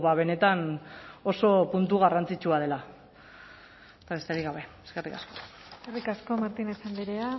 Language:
Basque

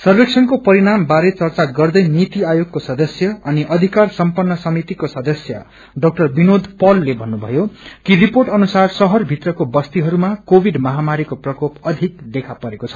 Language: Nepali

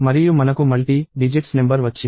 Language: Telugu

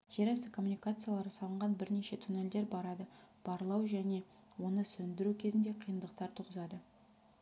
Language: Kazakh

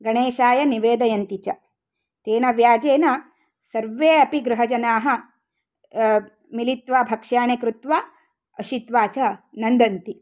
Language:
Sanskrit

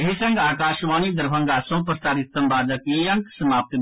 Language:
Maithili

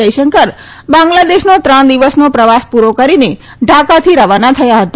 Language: Gujarati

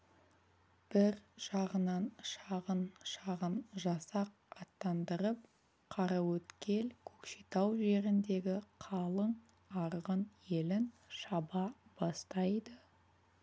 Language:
Kazakh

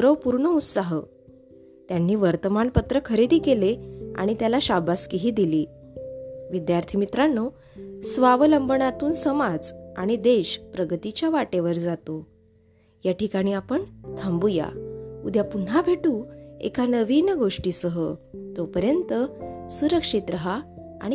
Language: Marathi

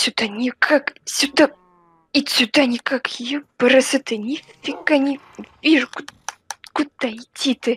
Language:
Russian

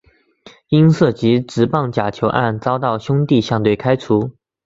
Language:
Chinese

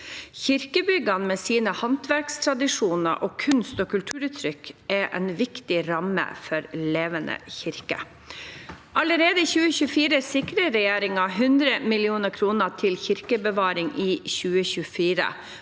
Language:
Norwegian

